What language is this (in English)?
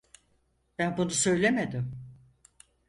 Turkish